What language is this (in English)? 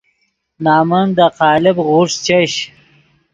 Yidgha